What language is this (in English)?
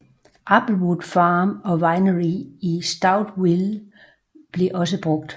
Danish